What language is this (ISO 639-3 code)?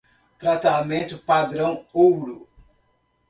por